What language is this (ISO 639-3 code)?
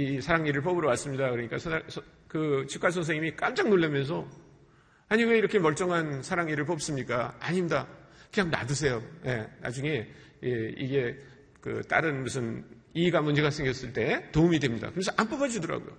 kor